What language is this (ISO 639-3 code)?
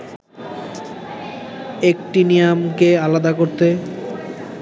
ben